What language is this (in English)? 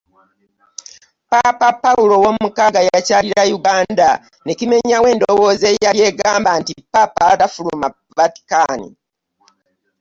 Ganda